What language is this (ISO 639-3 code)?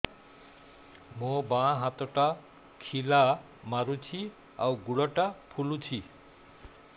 ori